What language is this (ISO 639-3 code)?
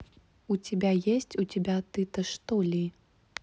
rus